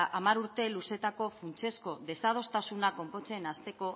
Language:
Basque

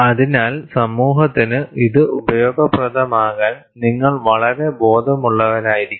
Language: Malayalam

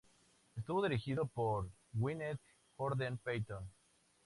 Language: Spanish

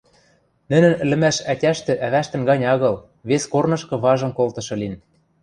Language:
Western Mari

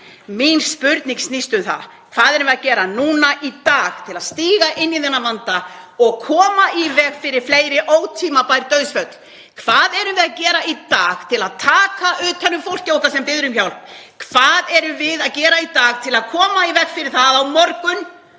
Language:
Icelandic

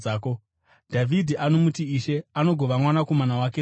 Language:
Shona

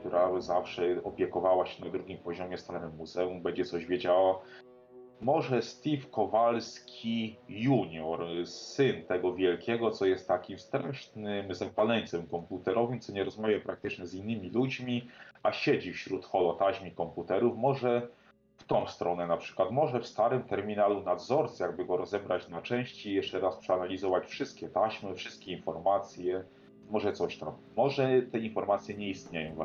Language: Polish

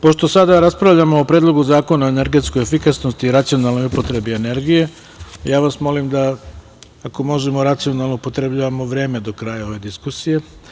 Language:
Serbian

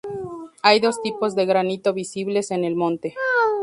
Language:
Spanish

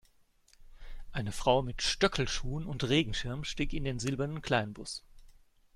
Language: German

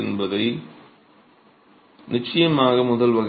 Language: Tamil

